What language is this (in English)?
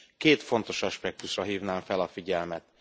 Hungarian